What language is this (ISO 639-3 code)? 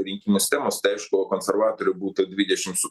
lit